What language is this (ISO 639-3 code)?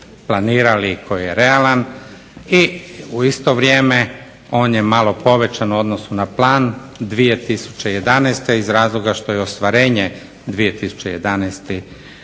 hrv